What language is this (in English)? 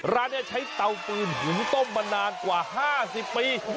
Thai